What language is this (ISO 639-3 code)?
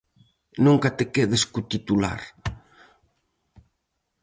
glg